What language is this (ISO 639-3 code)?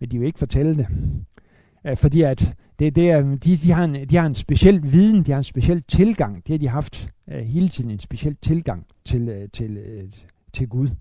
dan